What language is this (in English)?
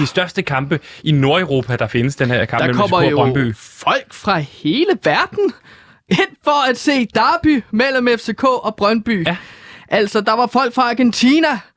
Danish